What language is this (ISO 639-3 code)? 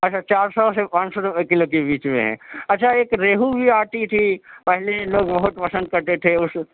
urd